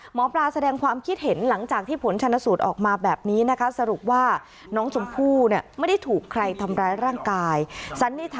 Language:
Thai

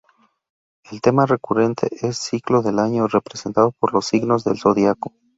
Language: Spanish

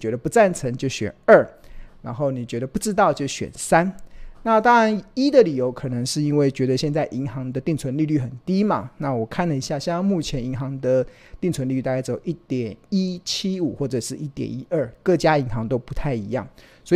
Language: Chinese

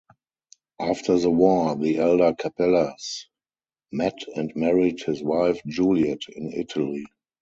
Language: English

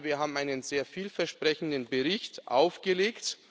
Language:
German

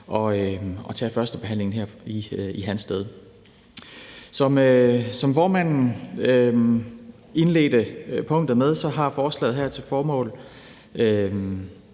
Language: Danish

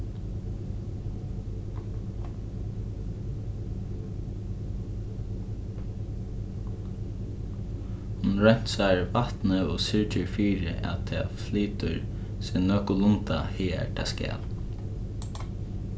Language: Faroese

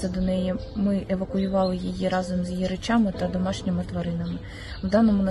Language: Russian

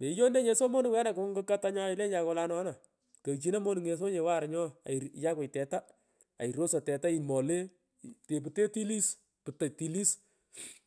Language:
Pökoot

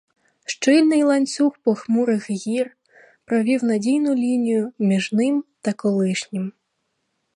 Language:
Ukrainian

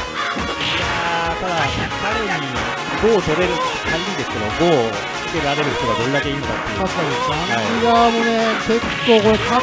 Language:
Japanese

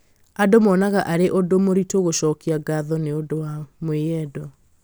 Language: Kikuyu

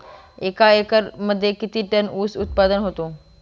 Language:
Marathi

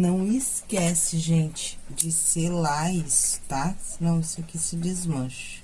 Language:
Portuguese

